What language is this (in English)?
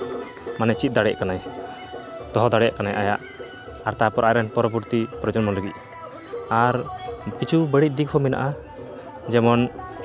Santali